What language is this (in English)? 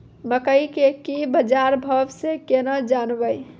Maithili